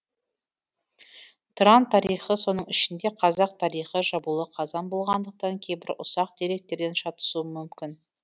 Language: Kazakh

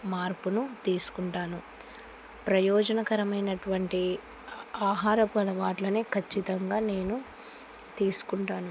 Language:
Telugu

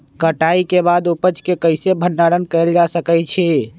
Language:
Magahi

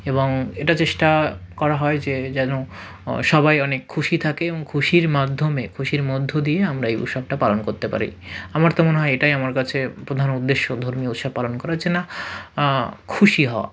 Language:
Bangla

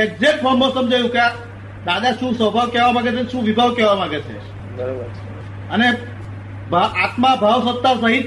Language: Gujarati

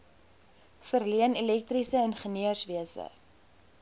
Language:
Afrikaans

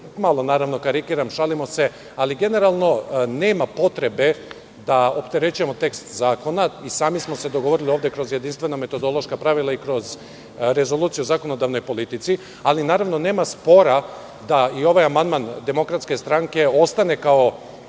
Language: Serbian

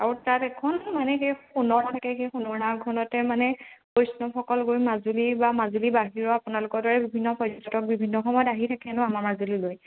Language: Assamese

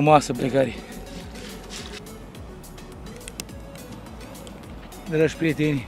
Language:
Romanian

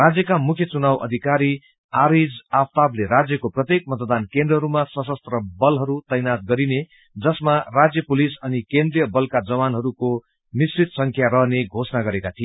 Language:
Nepali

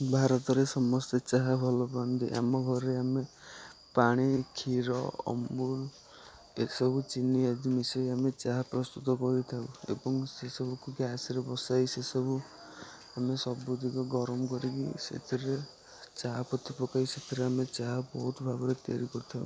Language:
Odia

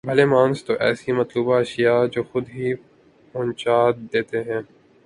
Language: Urdu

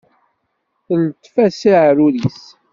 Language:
Kabyle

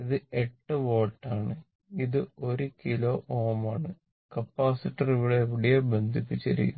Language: Malayalam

